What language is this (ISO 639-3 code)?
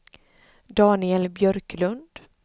swe